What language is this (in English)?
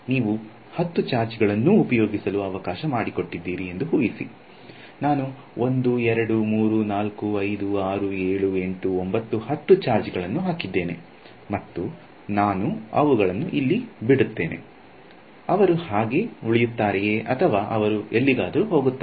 Kannada